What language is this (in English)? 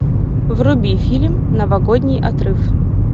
Russian